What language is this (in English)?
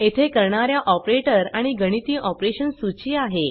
Marathi